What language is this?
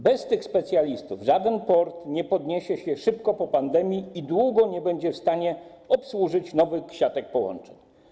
Polish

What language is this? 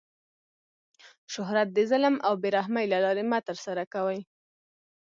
Pashto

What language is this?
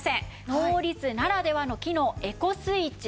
Japanese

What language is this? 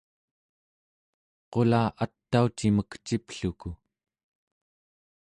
Central Yupik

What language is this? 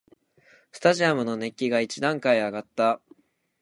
Japanese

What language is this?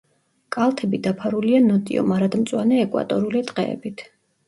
Georgian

